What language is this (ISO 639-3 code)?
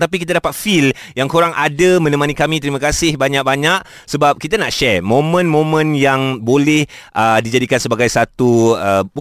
msa